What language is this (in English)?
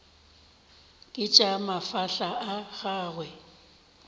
Northern Sotho